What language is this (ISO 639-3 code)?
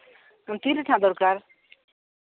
sat